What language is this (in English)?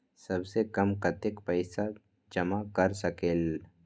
Magahi